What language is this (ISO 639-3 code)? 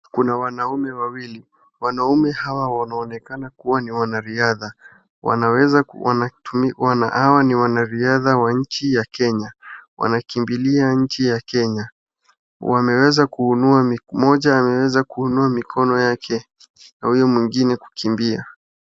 swa